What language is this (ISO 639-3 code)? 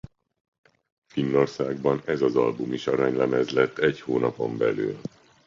hun